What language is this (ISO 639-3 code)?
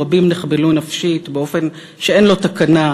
heb